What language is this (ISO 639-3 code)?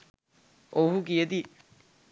sin